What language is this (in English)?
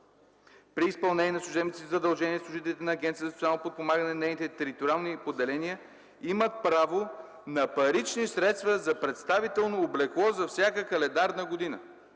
Bulgarian